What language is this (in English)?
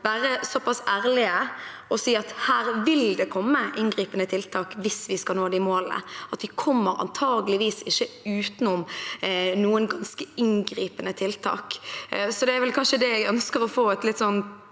Norwegian